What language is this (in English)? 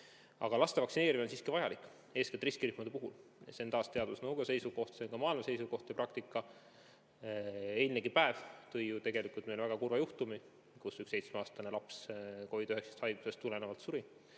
Estonian